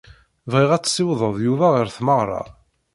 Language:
Kabyle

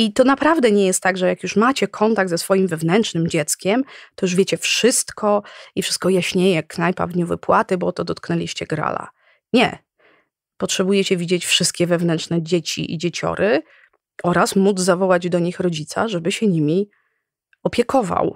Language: Polish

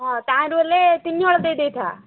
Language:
Odia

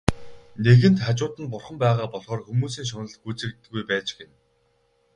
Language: Mongolian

